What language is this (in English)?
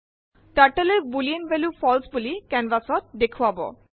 Assamese